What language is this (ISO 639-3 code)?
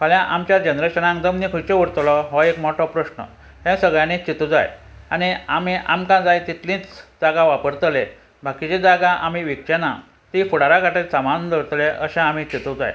kok